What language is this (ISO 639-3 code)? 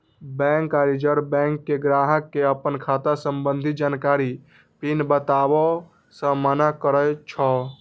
mai